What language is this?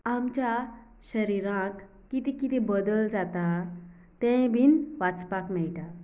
Konkani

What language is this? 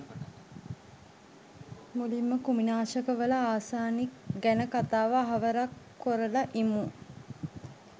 Sinhala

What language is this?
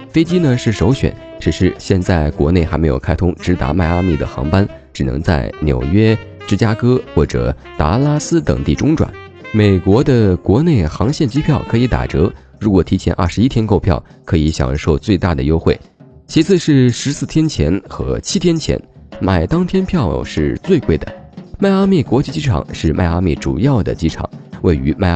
Chinese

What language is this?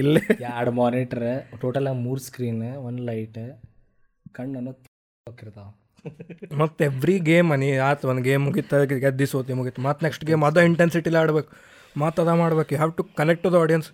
Kannada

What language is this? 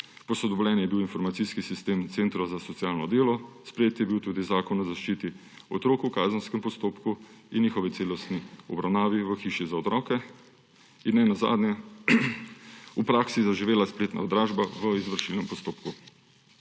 Slovenian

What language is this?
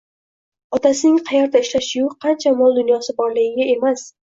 Uzbek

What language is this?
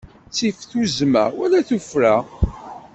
Kabyle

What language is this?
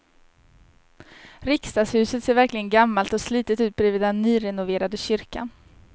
Swedish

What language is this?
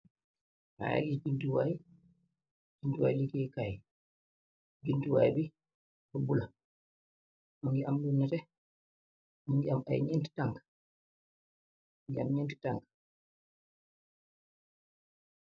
Wolof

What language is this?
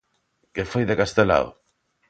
Galician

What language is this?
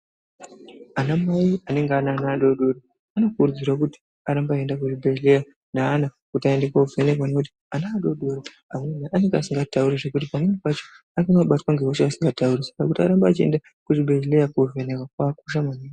Ndau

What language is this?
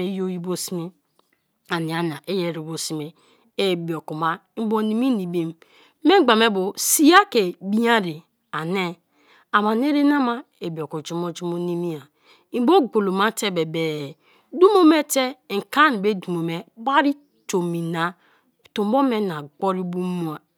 Kalabari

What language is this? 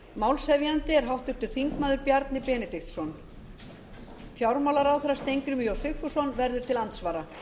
Icelandic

